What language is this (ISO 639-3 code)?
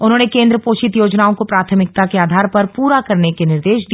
hin